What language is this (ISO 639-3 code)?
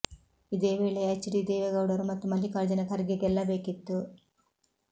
kan